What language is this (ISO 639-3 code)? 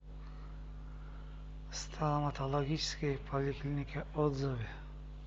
rus